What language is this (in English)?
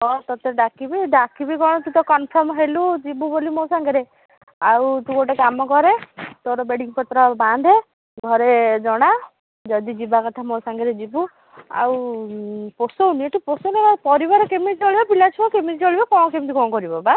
Odia